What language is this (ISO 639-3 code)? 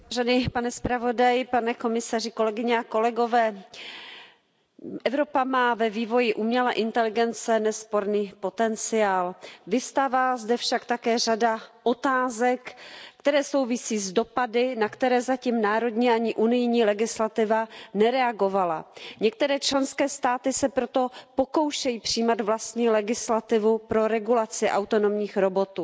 ces